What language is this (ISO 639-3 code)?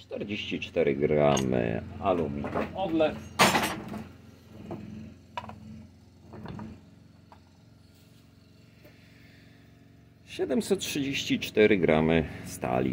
pol